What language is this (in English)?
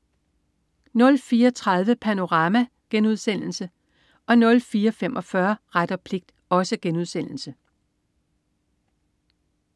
Danish